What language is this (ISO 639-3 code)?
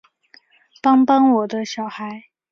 zho